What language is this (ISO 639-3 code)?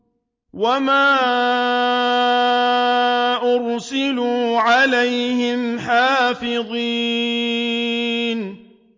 ara